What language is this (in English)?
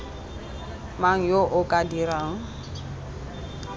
Tswana